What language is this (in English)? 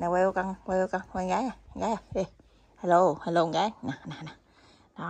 Vietnamese